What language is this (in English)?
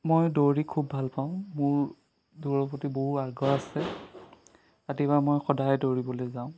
Assamese